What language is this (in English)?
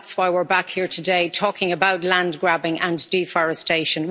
English